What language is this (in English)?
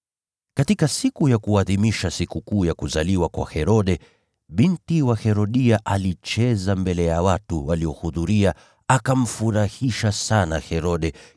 Swahili